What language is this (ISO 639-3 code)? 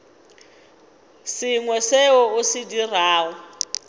nso